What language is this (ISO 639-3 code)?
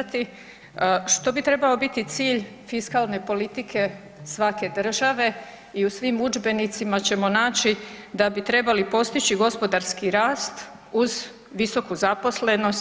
hrv